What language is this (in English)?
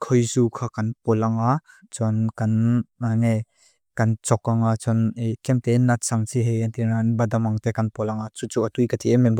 Mizo